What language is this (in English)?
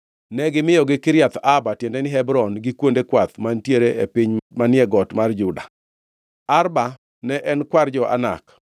Luo (Kenya and Tanzania)